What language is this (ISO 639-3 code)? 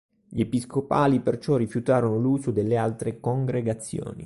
ita